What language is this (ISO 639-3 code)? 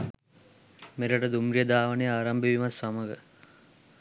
sin